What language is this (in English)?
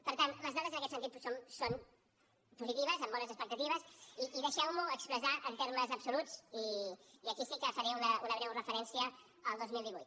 Catalan